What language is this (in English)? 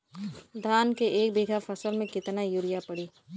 Bhojpuri